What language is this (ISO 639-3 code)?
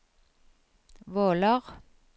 nor